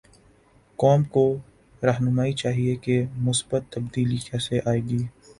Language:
Urdu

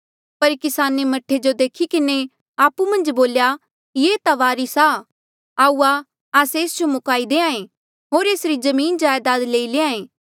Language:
Mandeali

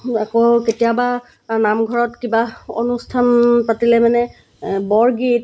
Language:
Assamese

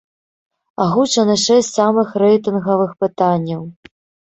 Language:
Belarusian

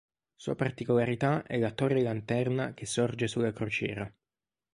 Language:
Italian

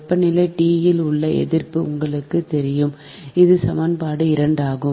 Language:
Tamil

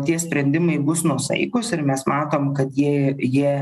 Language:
Lithuanian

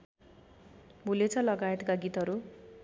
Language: Nepali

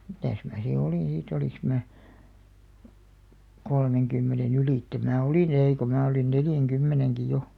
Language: Finnish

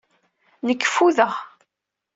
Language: Kabyle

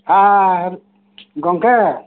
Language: Santali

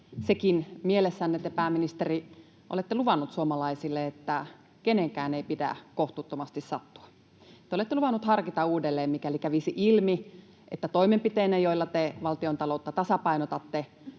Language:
Finnish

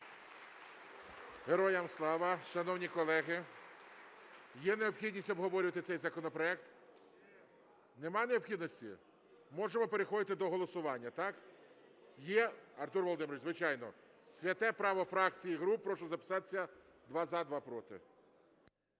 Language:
Ukrainian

